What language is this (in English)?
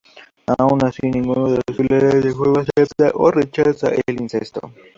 Spanish